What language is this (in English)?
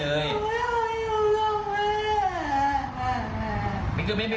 Thai